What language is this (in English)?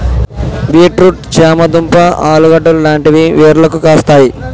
Telugu